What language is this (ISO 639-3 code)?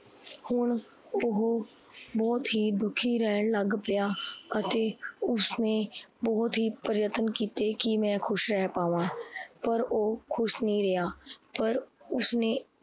pan